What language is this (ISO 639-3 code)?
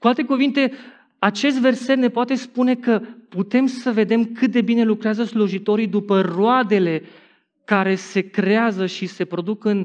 ron